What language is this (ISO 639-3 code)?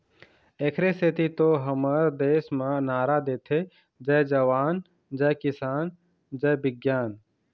hne